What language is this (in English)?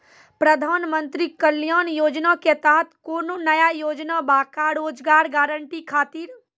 Maithili